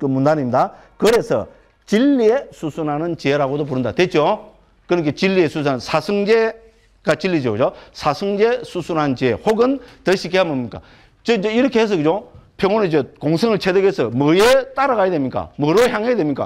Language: Korean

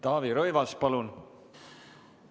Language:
Estonian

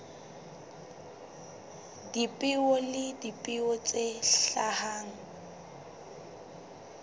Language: Southern Sotho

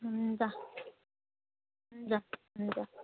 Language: Nepali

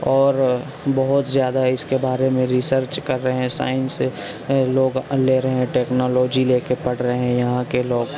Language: Urdu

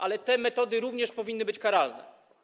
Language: Polish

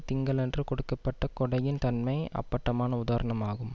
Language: Tamil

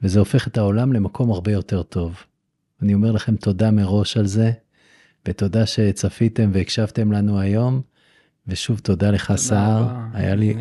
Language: Hebrew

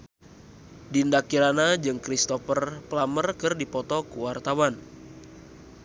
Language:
Sundanese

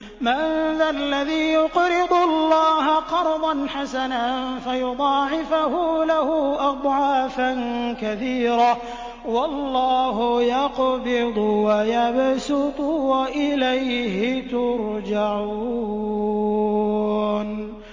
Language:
Arabic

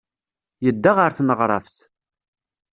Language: Kabyle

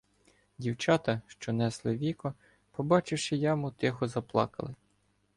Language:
Ukrainian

